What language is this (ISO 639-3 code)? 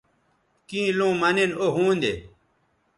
btv